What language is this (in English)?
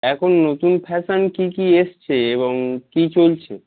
Bangla